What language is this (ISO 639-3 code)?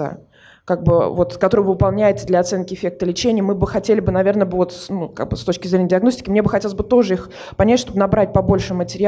rus